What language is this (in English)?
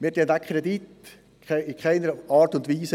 Swiss German